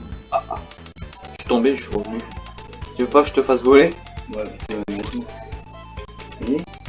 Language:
French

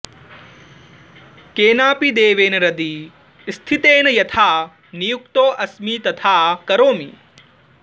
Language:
Sanskrit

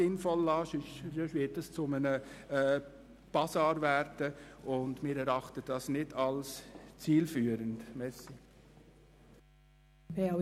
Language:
Swiss German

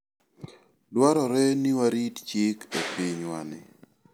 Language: Luo (Kenya and Tanzania)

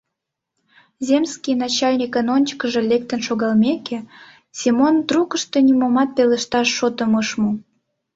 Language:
Mari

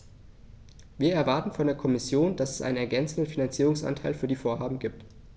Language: German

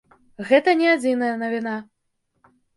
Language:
Belarusian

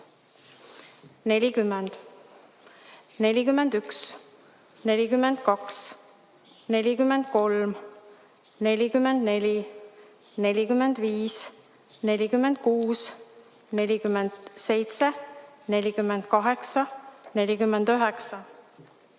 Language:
Estonian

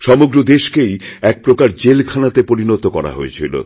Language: Bangla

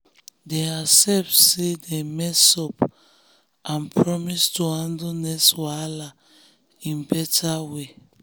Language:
Nigerian Pidgin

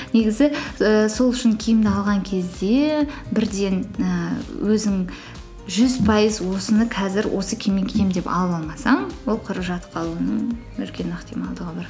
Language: Kazakh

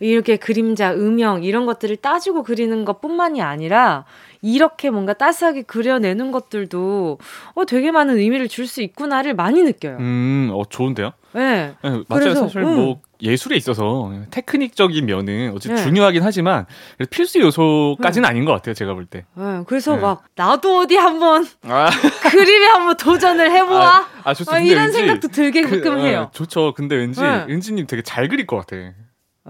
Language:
Korean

